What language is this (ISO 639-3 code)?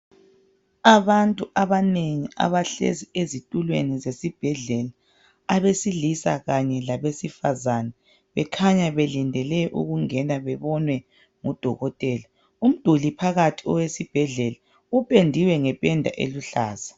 nde